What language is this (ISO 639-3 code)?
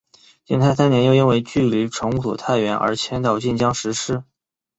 zho